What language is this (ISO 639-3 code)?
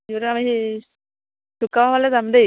asm